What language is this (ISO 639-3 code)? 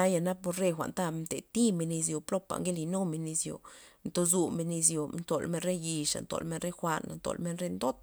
ztp